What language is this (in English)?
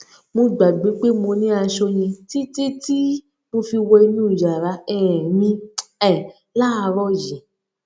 Yoruba